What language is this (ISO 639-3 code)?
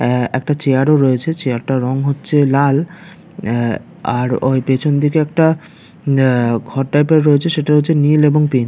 ben